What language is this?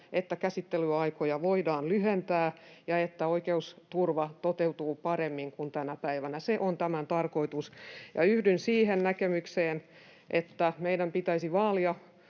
Finnish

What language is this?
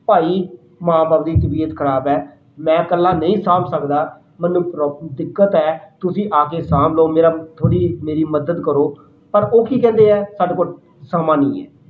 Punjabi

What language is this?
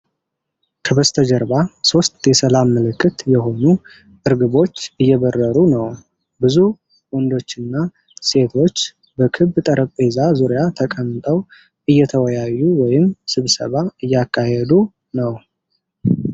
Amharic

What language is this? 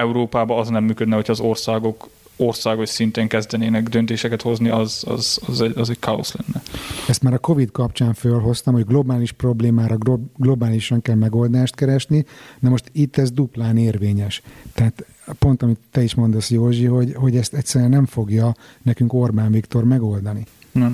Hungarian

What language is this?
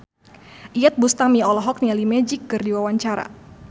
Sundanese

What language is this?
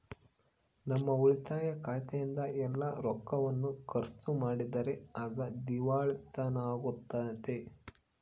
Kannada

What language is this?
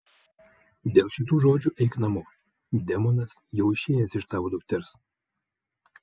Lithuanian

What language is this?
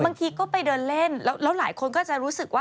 Thai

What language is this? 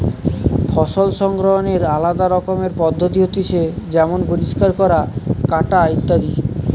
Bangla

